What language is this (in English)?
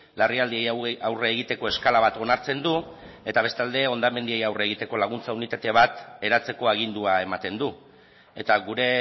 Basque